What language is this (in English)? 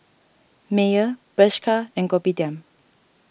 English